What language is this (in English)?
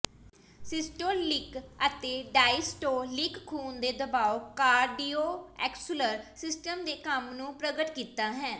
Punjabi